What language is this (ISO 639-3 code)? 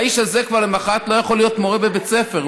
heb